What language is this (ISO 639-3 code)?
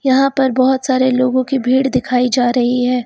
hin